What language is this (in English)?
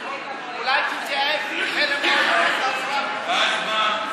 Hebrew